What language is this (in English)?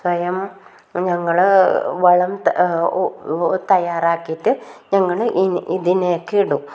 Malayalam